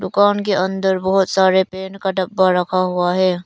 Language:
Hindi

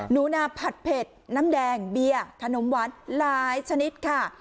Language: Thai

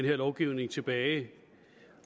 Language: Danish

